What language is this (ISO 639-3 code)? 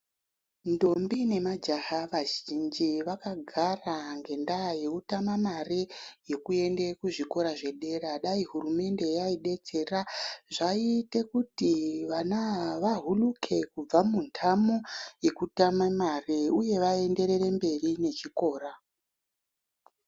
ndc